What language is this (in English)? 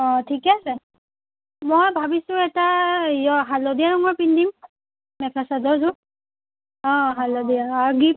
Assamese